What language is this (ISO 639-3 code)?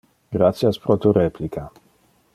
ina